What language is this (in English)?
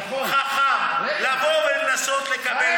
Hebrew